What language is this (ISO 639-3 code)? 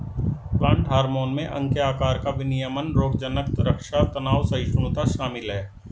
hin